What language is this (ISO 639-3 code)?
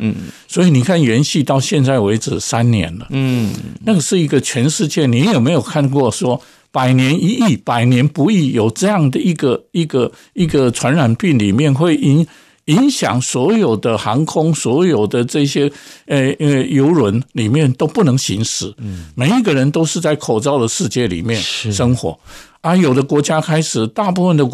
zho